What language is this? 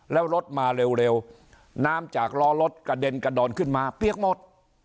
Thai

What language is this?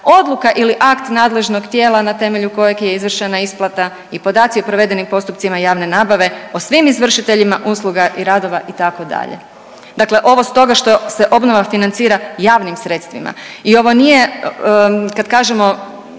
Croatian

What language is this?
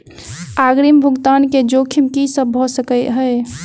Maithili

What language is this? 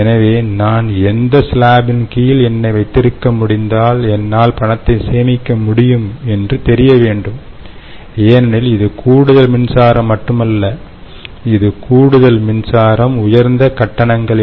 Tamil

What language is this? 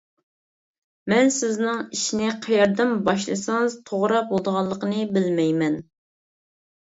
Uyghur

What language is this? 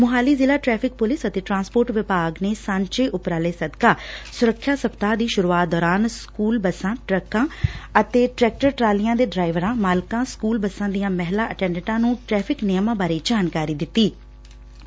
Punjabi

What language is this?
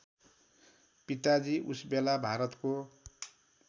Nepali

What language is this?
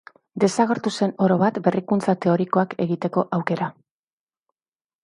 Basque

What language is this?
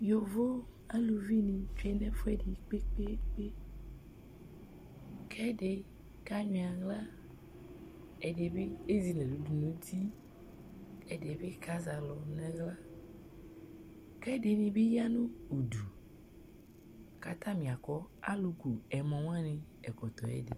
Ikposo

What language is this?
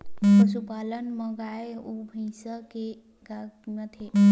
Chhattisgarhi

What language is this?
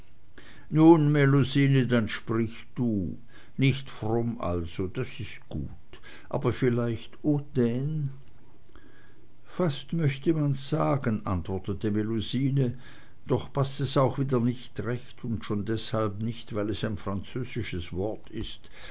German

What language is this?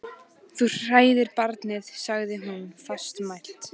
Icelandic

